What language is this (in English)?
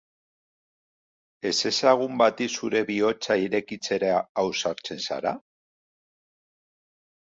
Basque